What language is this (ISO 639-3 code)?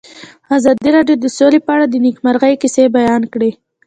pus